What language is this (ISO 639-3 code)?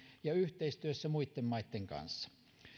fin